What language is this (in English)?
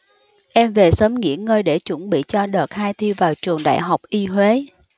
Vietnamese